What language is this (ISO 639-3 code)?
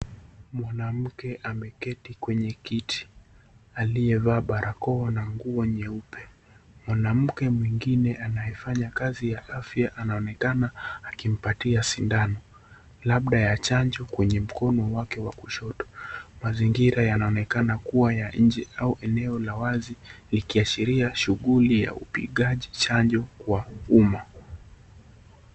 swa